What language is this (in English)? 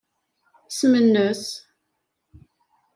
Kabyle